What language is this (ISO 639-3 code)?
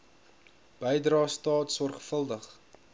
afr